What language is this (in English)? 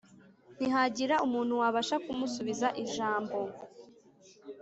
Kinyarwanda